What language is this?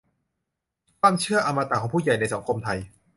Thai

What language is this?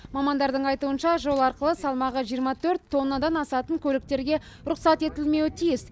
Kazakh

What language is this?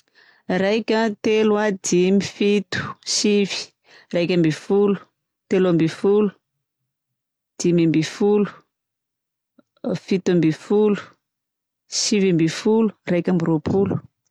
Southern Betsimisaraka Malagasy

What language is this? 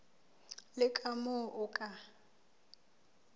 Southern Sotho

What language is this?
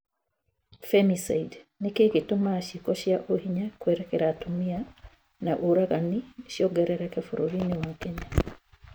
Kikuyu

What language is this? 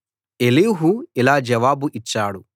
Telugu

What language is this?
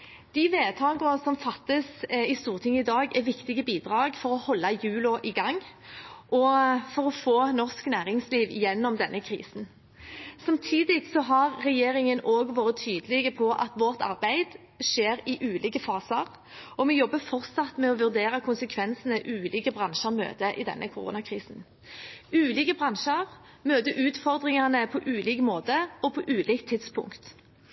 Norwegian Bokmål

